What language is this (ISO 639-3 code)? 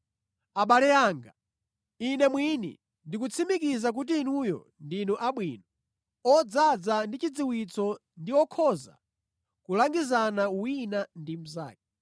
nya